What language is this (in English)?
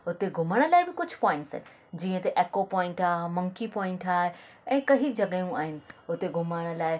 Sindhi